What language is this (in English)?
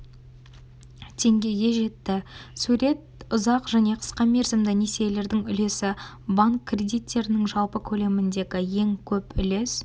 Kazakh